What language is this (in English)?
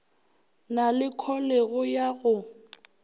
Northern Sotho